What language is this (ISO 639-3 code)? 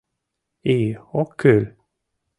chm